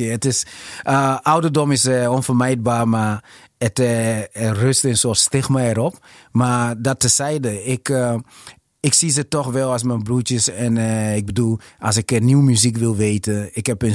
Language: Dutch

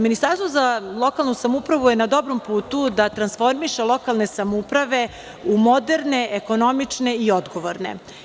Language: Serbian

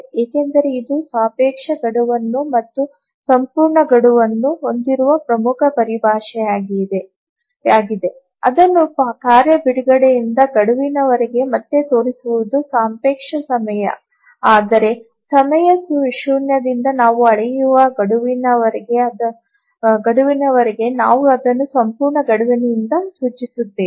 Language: Kannada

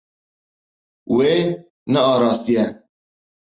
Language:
Kurdish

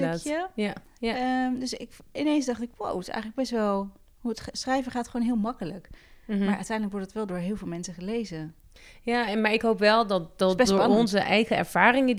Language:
Dutch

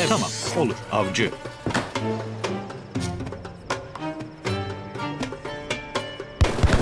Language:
Turkish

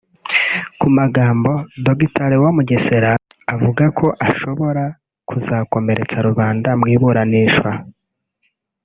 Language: Kinyarwanda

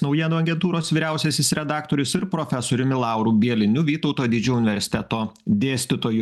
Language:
Lithuanian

